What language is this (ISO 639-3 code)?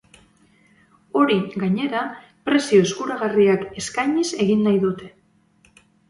eus